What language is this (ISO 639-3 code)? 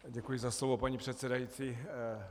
ces